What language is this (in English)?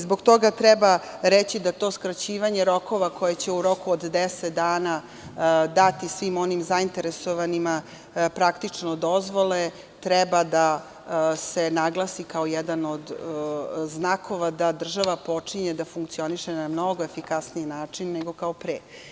Serbian